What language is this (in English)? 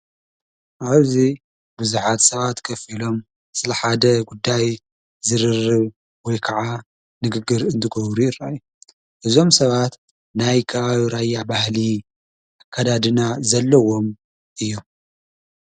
Tigrinya